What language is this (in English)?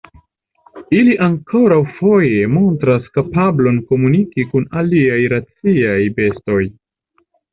Esperanto